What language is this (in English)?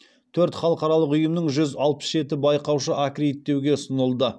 Kazakh